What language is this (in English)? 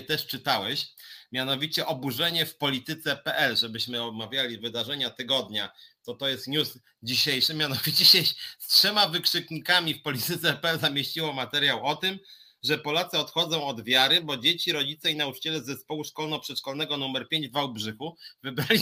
Polish